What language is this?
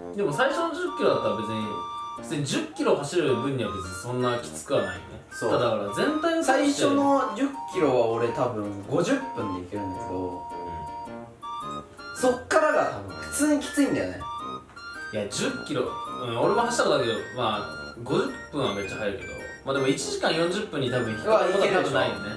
Japanese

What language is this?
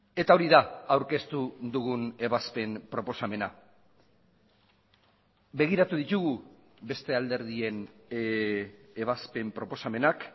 Basque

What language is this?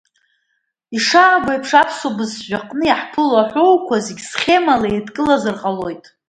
Abkhazian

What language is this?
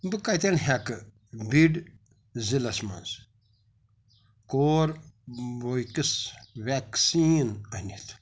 Kashmiri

